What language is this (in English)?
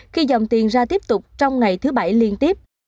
Vietnamese